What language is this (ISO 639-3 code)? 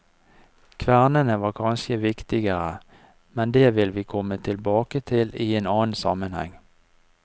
nor